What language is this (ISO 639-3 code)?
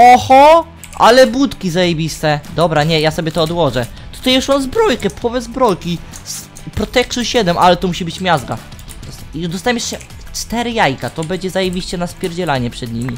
pol